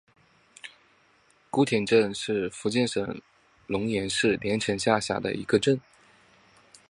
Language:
Chinese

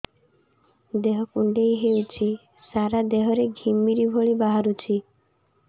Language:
Odia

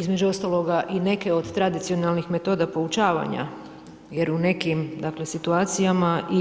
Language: Croatian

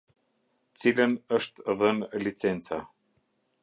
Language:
Albanian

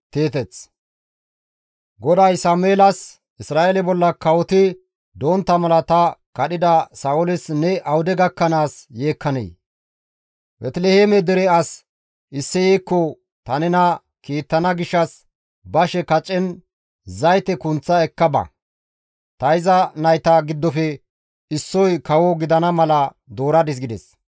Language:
Gamo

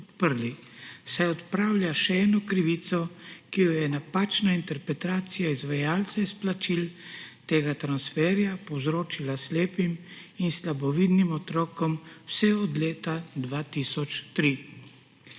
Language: Slovenian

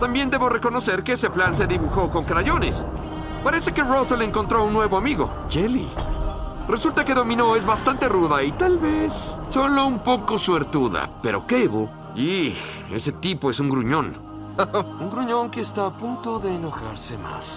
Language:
Spanish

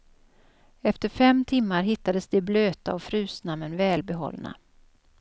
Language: Swedish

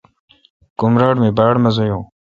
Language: Kalkoti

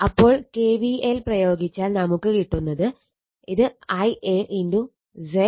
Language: Malayalam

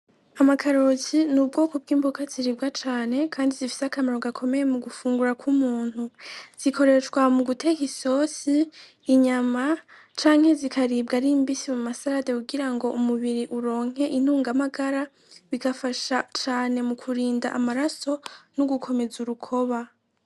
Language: Rundi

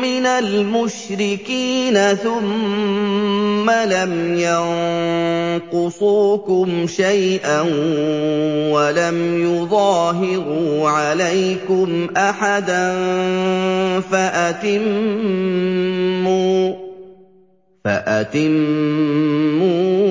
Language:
Arabic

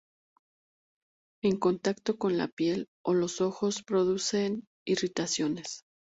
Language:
Spanish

